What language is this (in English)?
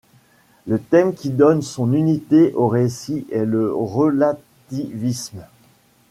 French